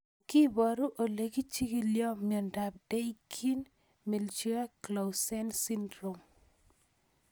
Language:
Kalenjin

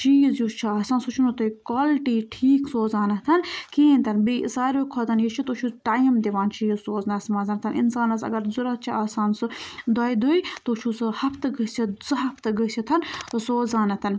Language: Kashmiri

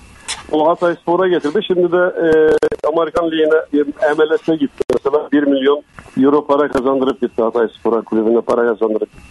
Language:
Turkish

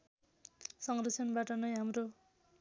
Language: Nepali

